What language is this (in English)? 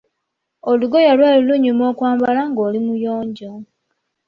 Ganda